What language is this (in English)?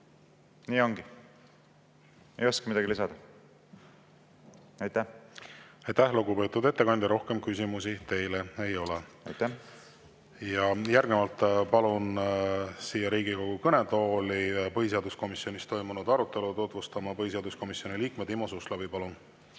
Estonian